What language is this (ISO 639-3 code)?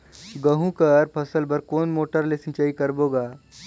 hne